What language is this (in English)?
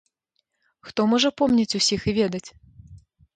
Belarusian